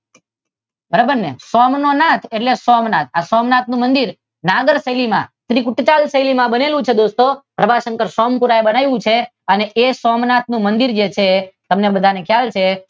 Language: Gujarati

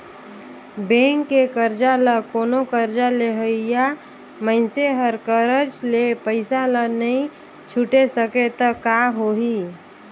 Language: Chhattisgarhi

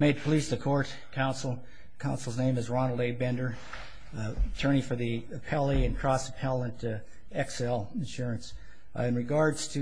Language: English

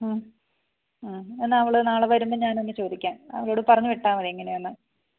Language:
Malayalam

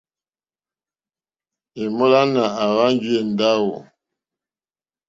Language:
Mokpwe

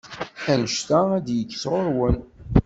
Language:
Kabyle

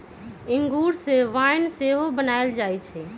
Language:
Magahi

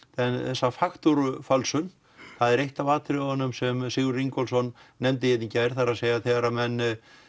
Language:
Icelandic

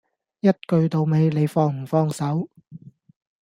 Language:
Cantonese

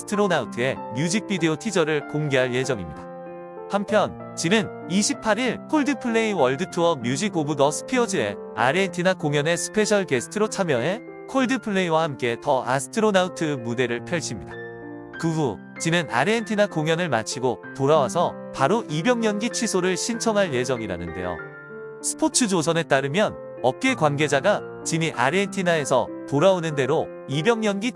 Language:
Korean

